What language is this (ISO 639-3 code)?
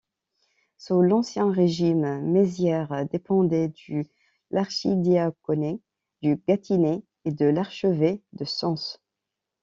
fra